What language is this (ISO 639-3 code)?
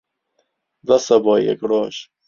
ckb